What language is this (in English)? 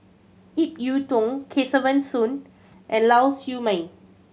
English